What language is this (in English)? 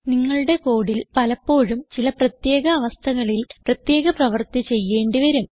Malayalam